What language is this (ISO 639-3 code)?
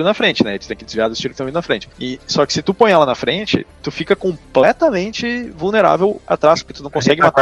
por